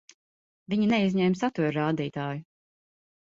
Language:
Latvian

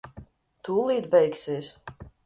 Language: Latvian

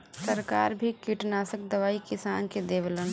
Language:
Bhojpuri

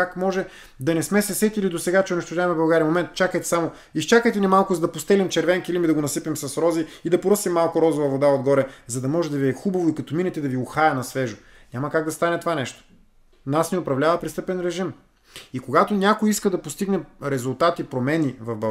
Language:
Bulgarian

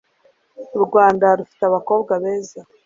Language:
Kinyarwanda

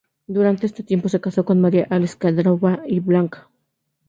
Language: Spanish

